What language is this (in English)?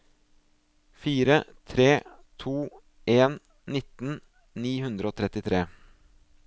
Norwegian